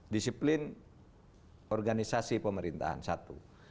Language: Indonesian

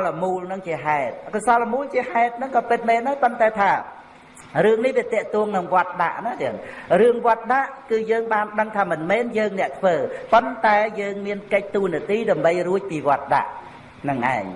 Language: Vietnamese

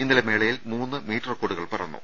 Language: Malayalam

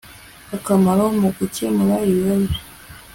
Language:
Kinyarwanda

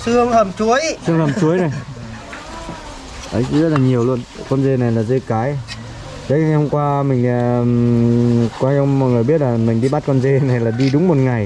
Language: Vietnamese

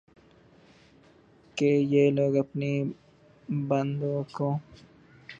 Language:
Urdu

